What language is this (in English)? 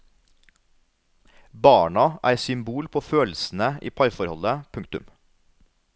Norwegian